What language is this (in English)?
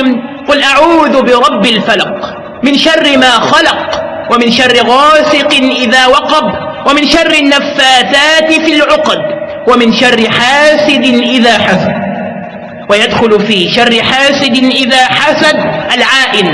Arabic